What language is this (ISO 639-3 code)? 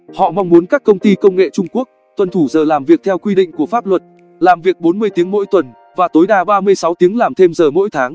vie